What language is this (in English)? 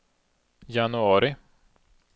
Swedish